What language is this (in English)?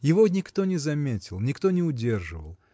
Russian